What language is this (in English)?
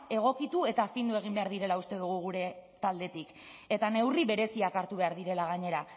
Basque